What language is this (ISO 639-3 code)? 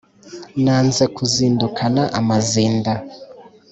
kin